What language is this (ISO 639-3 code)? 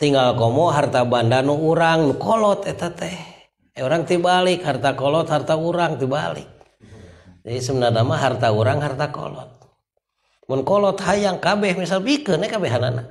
ind